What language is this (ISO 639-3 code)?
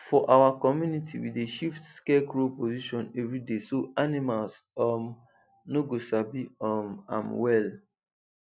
pcm